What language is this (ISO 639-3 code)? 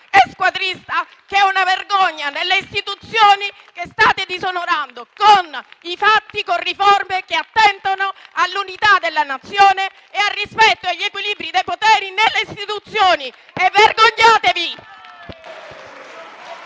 ita